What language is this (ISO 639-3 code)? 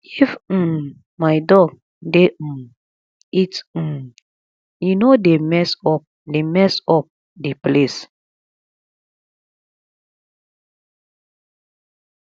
pcm